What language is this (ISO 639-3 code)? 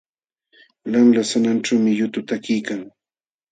qxw